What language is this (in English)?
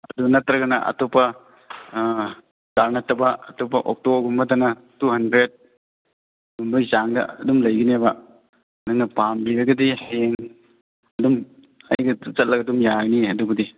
Manipuri